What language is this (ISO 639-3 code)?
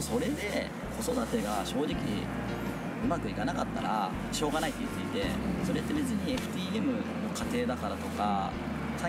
jpn